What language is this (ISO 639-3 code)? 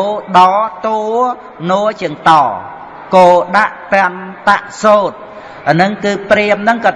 vie